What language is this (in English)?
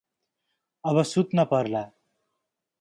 Nepali